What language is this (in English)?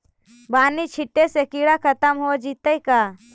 Magahi